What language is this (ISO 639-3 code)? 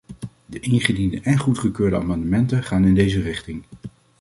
nld